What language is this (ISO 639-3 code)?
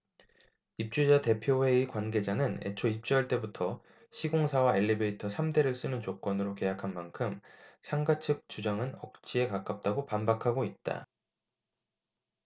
kor